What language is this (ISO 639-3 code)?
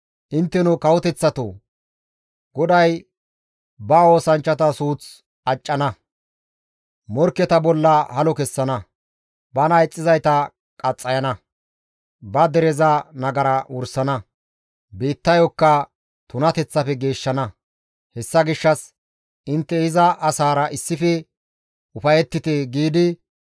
gmv